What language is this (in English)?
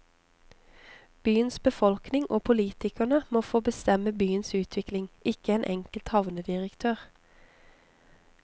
Norwegian